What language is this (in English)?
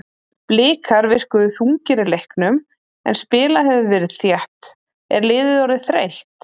Icelandic